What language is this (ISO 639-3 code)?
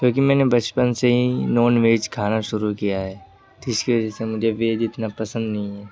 urd